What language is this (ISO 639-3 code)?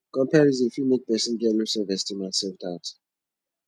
pcm